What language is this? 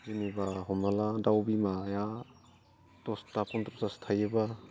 Bodo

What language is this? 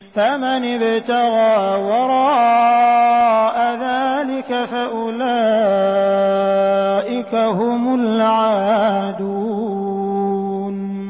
Arabic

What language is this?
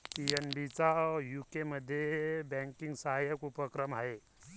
Marathi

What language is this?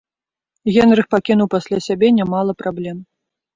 Belarusian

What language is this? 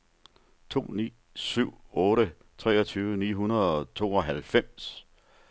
Danish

